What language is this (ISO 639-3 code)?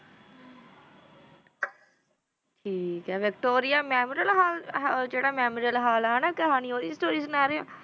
pan